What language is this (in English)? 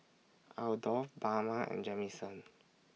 English